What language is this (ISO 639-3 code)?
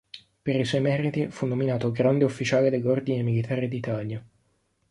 ita